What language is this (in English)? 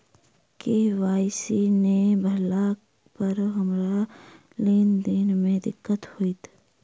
Maithili